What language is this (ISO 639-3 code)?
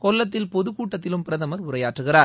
tam